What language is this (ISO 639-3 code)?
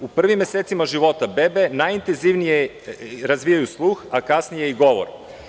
srp